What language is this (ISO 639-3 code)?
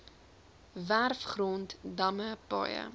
afr